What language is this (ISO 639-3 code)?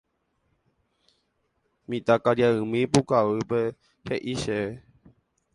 grn